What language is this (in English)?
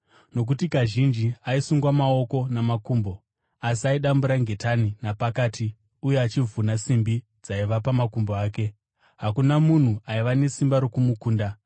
Shona